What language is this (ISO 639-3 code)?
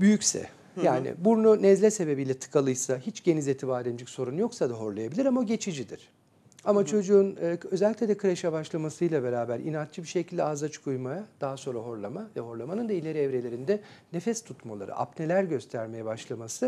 tur